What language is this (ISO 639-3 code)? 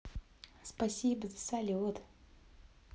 rus